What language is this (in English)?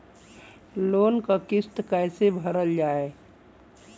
Bhojpuri